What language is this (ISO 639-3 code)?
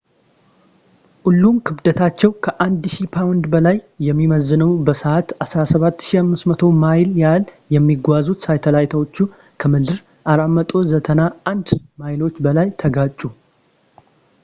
amh